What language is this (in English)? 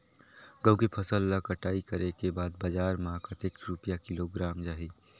Chhattisgarhi